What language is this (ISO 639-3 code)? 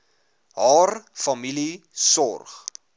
afr